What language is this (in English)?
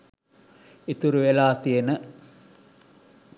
Sinhala